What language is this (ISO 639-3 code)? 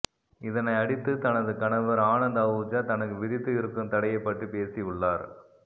tam